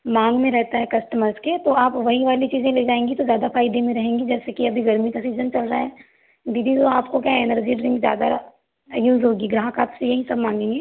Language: Hindi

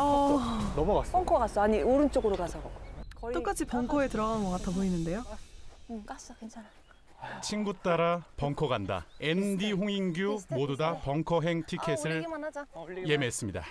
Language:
Korean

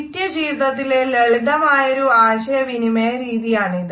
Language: Malayalam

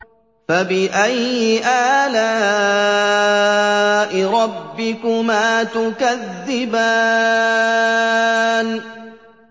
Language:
Arabic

